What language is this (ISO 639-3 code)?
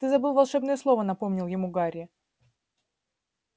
rus